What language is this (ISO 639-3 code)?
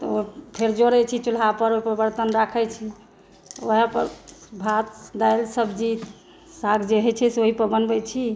mai